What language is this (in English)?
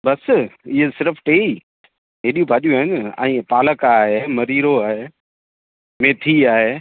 Sindhi